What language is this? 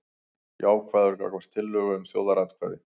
Icelandic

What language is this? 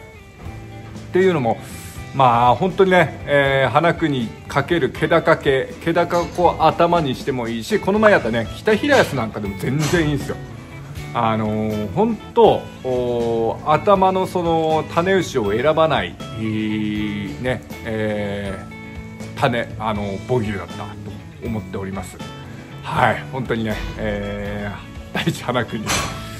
Japanese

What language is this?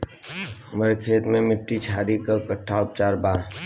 Bhojpuri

